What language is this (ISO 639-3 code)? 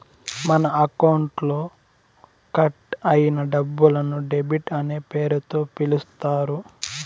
tel